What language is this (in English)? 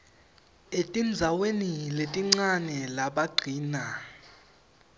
Swati